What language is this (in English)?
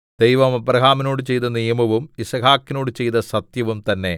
Malayalam